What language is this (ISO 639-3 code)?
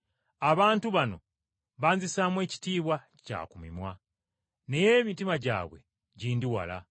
lug